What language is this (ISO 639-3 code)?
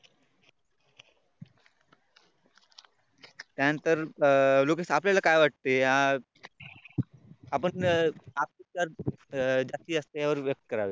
mar